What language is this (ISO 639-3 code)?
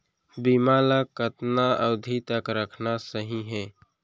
hne